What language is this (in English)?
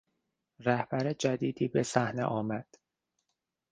Persian